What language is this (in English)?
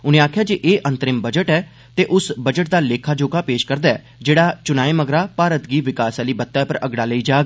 Dogri